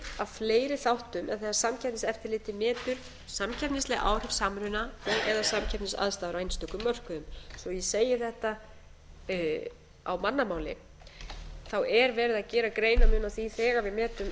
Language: Icelandic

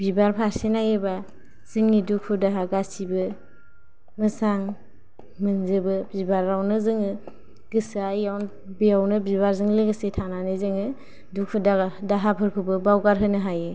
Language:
Bodo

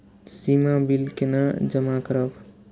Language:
Maithili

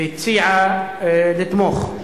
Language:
Hebrew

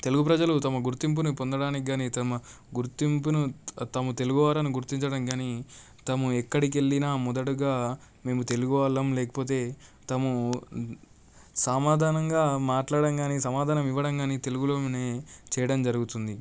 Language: Telugu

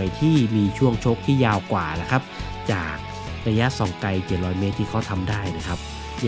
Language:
Thai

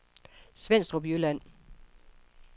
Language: Danish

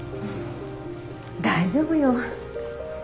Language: Japanese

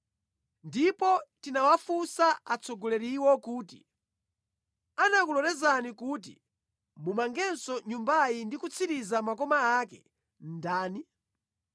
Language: Nyanja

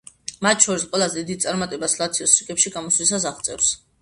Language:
Georgian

